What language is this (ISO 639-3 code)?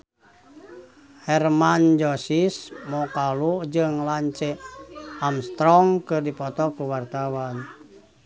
sun